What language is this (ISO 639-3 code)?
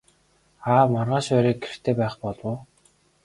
mon